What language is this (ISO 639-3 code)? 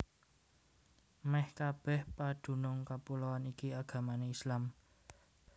jav